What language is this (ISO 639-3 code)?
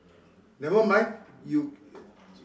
eng